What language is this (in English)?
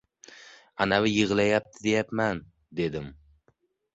Uzbek